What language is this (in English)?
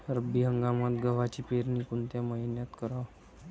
Marathi